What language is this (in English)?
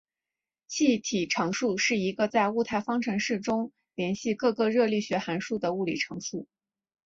Chinese